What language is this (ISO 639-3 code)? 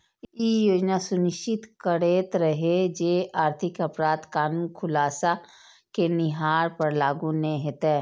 mai